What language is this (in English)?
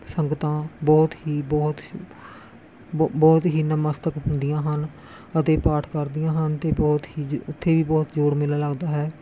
Punjabi